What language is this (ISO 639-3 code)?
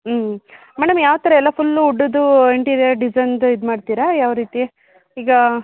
kan